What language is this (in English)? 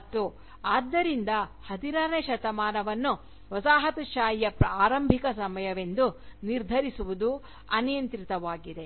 Kannada